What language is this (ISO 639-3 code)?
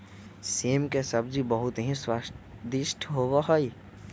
mag